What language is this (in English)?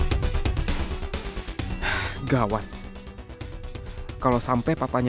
Indonesian